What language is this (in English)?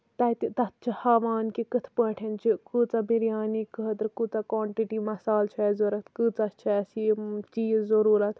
Kashmiri